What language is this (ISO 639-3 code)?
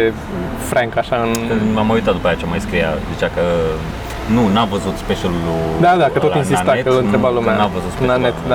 ron